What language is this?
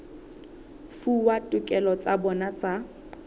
Southern Sotho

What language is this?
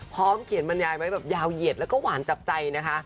Thai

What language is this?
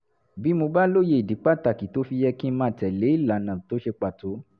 Yoruba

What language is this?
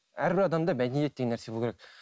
Kazakh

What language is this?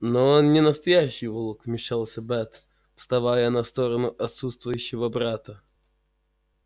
Russian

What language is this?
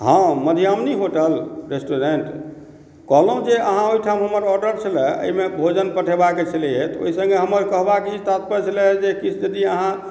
Maithili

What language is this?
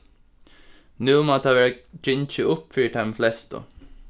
Faroese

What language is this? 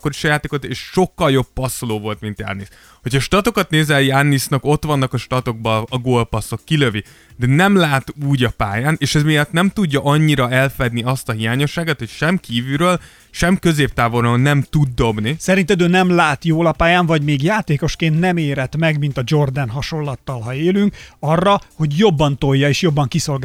Hungarian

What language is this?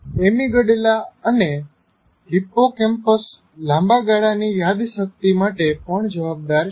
Gujarati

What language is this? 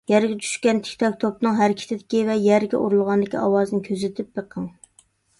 Uyghur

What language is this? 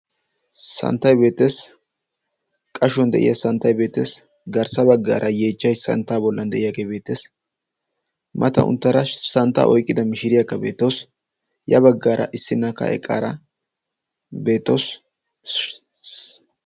Wolaytta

